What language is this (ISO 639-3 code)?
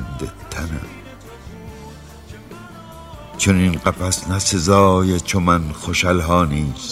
fas